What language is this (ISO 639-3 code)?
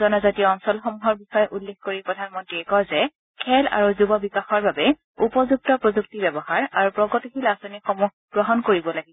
asm